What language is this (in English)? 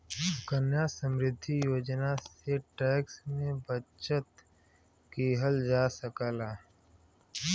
Bhojpuri